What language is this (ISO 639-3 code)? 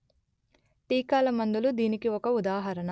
tel